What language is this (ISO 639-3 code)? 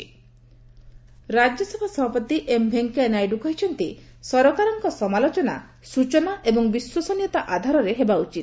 ori